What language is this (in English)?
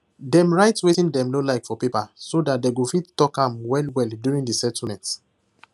Nigerian Pidgin